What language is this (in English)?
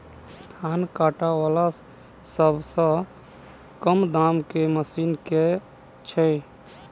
Maithili